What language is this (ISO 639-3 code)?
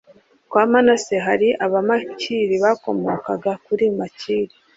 kin